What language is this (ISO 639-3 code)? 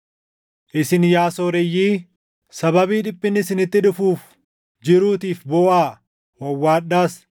orm